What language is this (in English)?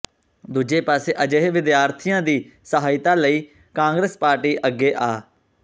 Punjabi